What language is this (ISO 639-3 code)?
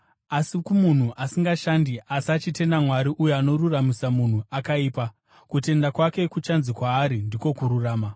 sna